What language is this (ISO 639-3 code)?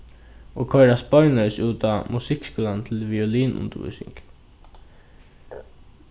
fao